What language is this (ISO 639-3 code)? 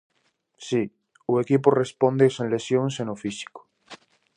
glg